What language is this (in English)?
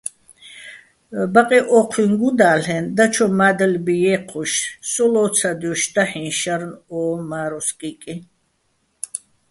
Bats